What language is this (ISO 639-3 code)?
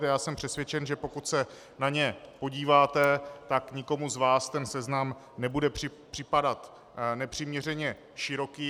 ces